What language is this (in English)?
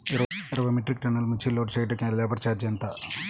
Telugu